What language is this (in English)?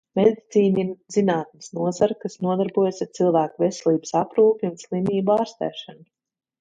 Latvian